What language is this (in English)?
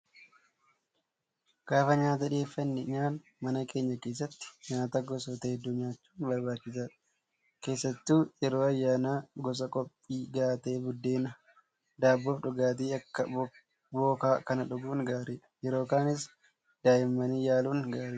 Oromo